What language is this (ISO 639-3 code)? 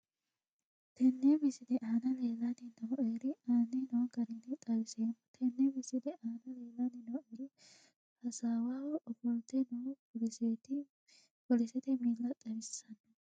sid